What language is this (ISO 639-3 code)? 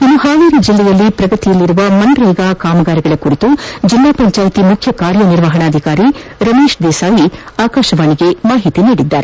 kan